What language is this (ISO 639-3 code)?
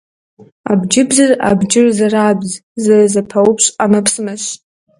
kbd